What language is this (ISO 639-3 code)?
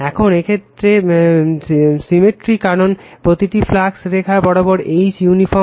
ben